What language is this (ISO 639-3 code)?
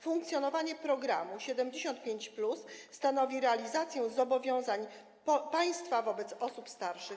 pol